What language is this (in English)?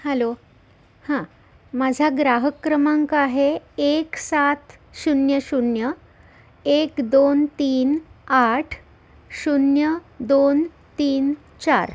Marathi